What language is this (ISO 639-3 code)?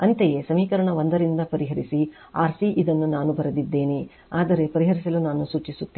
kan